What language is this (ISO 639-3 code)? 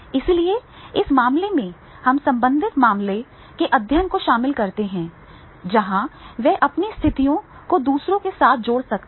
hin